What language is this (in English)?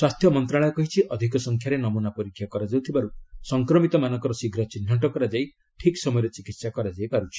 Odia